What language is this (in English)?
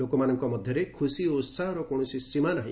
Odia